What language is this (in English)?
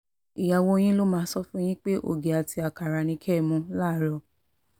Yoruba